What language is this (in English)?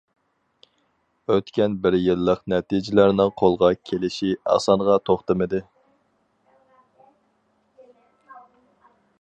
Uyghur